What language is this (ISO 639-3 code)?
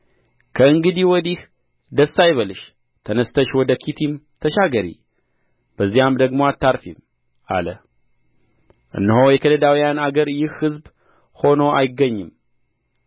amh